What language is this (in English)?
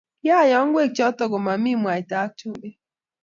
Kalenjin